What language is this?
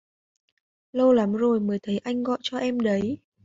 Vietnamese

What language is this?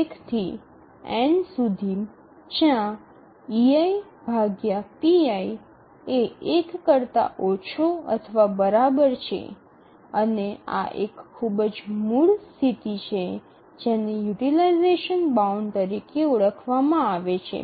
Gujarati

